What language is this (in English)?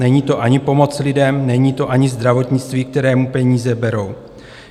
Czech